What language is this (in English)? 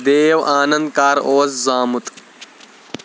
Kashmiri